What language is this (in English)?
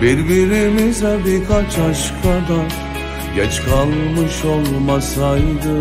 Turkish